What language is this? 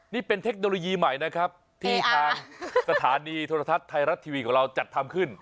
Thai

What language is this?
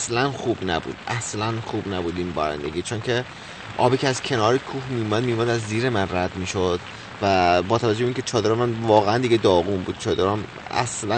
Persian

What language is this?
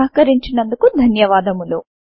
Telugu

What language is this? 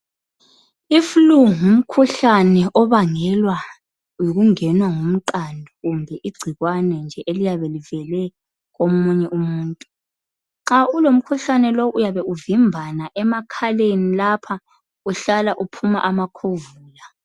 North Ndebele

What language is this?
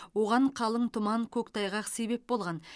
Kazakh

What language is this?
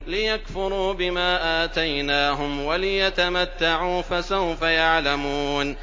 Arabic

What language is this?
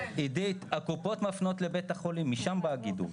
Hebrew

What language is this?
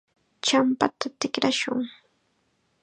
Chiquián Ancash Quechua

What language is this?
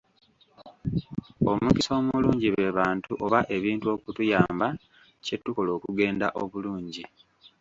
Ganda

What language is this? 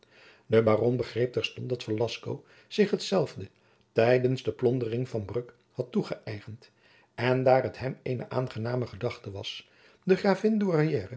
Dutch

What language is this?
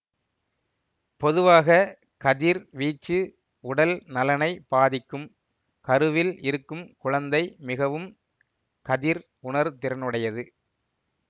Tamil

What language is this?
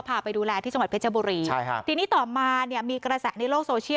Thai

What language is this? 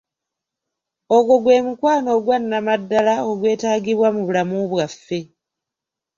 Ganda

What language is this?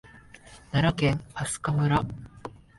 Japanese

